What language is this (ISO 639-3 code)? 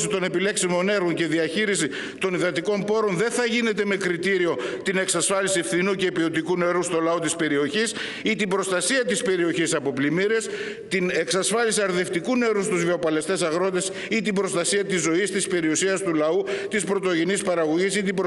ell